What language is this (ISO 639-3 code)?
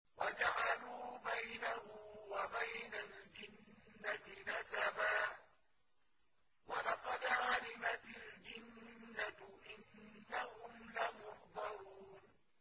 ara